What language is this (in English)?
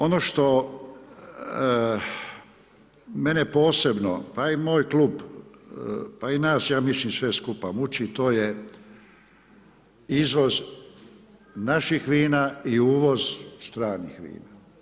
Croatian